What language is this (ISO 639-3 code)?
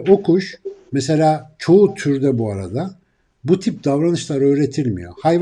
tur